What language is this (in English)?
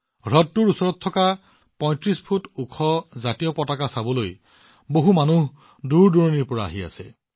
Assamese